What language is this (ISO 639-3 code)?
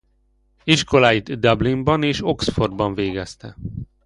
hun